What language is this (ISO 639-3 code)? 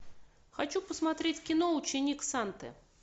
rus